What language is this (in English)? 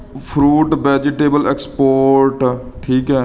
Punjabi